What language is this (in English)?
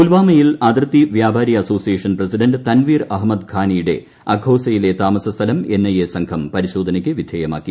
Malayalam